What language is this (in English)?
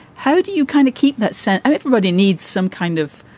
English